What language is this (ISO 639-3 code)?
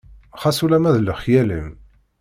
kab